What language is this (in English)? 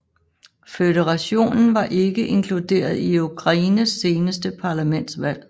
Danish